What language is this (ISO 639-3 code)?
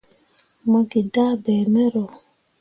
mua